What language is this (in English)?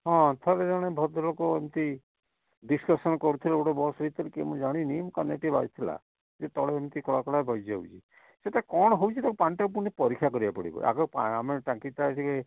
Odia